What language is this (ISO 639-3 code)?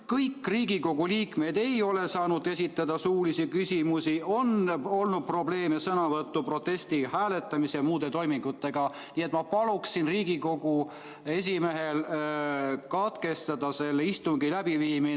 est